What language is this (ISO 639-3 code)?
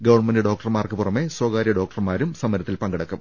mal